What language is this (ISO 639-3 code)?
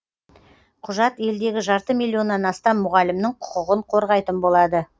kaz